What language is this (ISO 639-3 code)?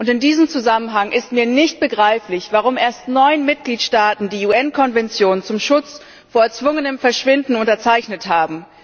deu